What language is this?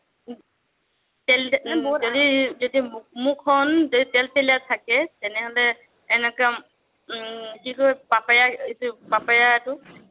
Assamese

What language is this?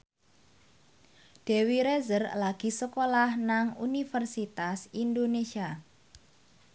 Javanese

